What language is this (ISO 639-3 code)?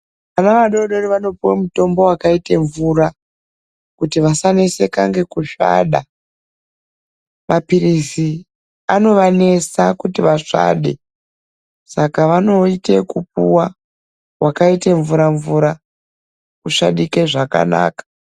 ndc